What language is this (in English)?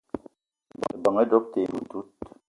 Eton (Cameroon)